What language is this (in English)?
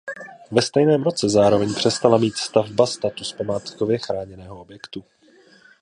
Czech